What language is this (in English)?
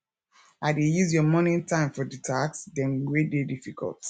Nigerian Pidgin